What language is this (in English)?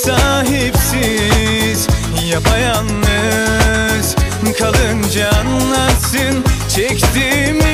Turkish